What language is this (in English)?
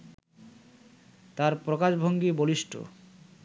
Bangla